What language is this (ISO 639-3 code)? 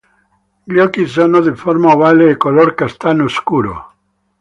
ita